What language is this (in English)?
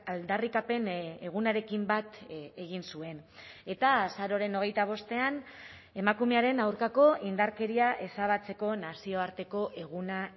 Basque